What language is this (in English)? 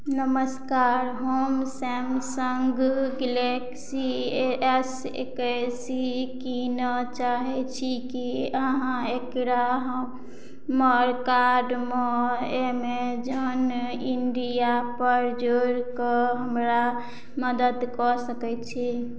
Maithili